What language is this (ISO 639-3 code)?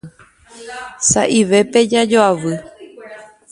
grn